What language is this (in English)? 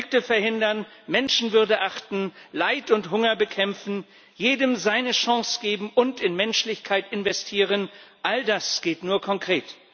German